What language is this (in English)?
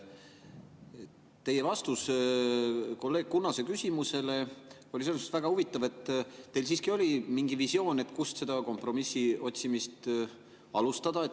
Estonian